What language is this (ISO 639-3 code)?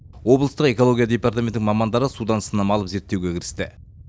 kaz